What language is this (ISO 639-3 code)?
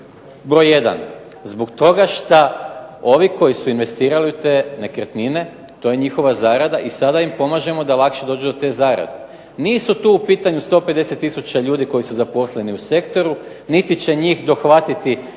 hrv